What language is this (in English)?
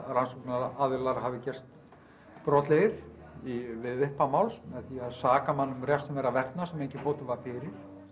Icelandic